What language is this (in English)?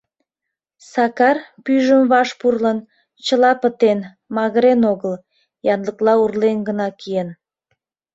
Mari